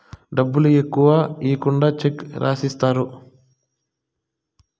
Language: Telugu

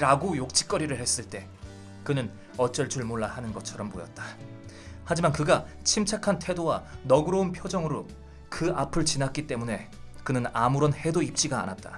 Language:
Korean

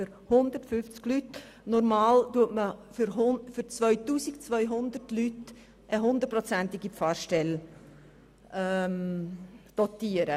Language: Swiss German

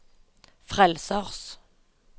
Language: Norwegian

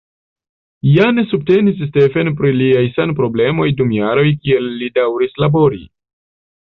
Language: Esperanto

